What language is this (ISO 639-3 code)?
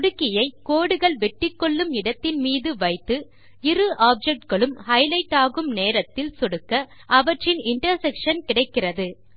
tam